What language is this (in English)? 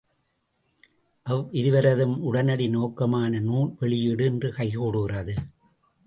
Tamil